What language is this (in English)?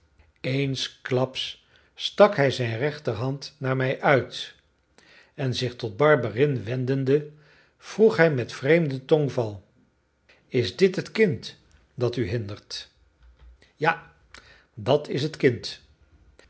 Dutch